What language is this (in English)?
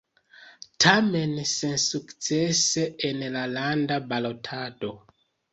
Esperanto